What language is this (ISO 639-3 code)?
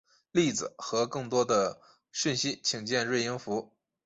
zho